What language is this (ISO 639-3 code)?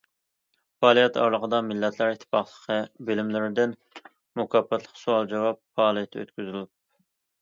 uig